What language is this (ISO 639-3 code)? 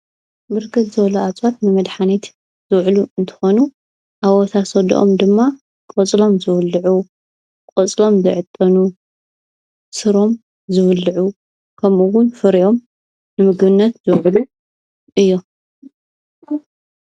tir